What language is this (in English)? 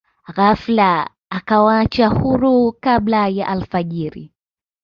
Swahili